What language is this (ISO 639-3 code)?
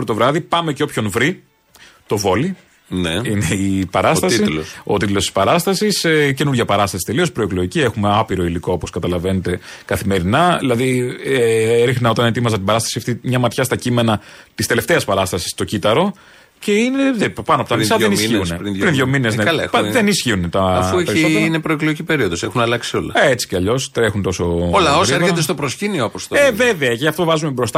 ell